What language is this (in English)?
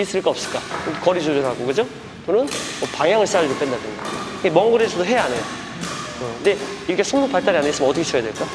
Korean